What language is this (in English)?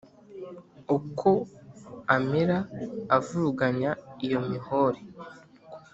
Kinyarwanda